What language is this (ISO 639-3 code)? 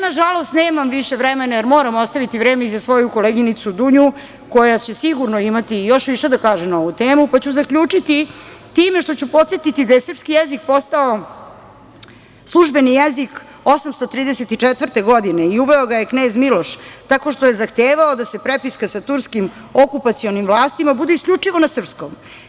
srp